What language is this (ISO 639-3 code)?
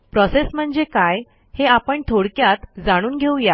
mar